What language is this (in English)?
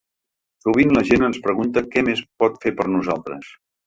Catalan